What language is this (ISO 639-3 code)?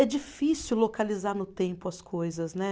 por